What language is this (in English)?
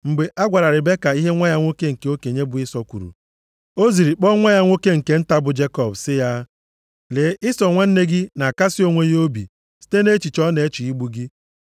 Igbo